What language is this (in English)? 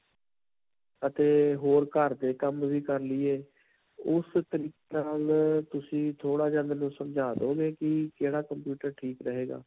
Punjabi